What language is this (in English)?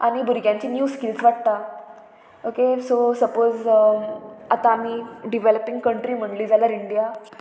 Konkani